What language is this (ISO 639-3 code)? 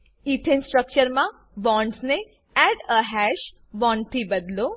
guj